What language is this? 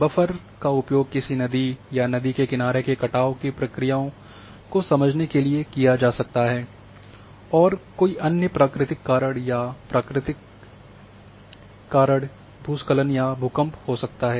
Hindi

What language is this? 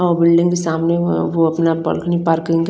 Hindi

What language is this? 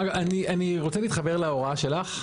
Hebrew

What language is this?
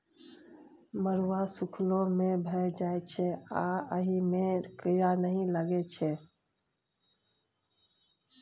Maithili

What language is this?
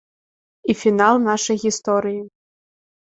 Belarusian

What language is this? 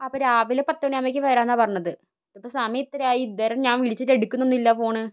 Malayalam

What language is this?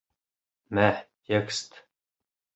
Bashkir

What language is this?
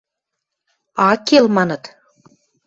Western Mari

